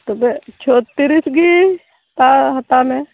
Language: Santali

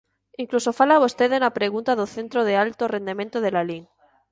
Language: Galician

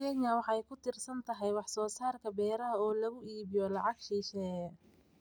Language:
Somali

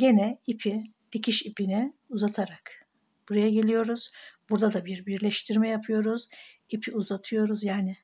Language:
Turkish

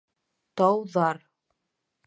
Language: Bashkir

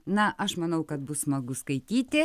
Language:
Lithuanian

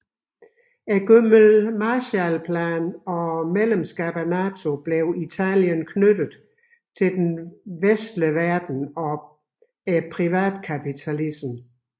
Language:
Danish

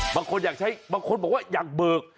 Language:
Thai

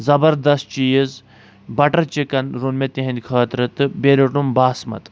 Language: Kashmiri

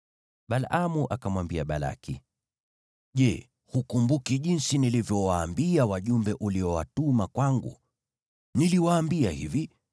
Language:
Swahili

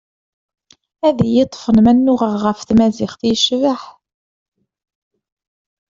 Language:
Kabyle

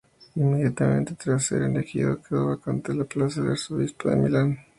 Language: Spanish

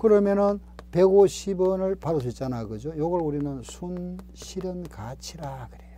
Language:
Korean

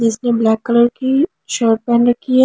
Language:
Hindi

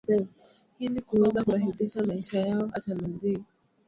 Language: Swahili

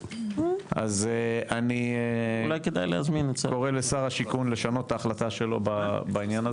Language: Hebrew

